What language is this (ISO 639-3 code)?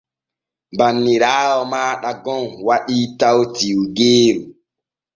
fue